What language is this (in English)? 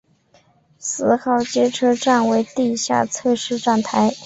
Chinese